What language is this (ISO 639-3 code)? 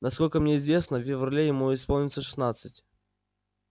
rus